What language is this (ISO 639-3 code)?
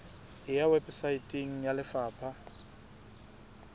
sot